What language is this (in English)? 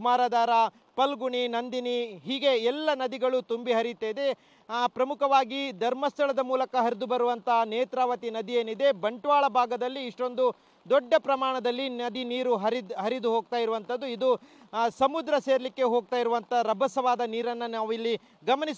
Kannada